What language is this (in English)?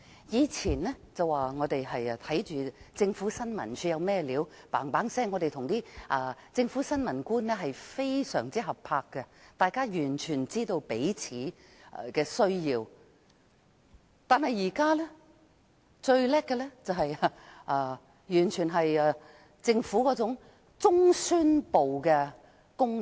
Cantonese